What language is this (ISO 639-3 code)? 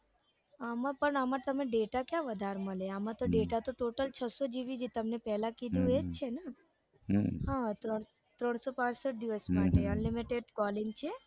guj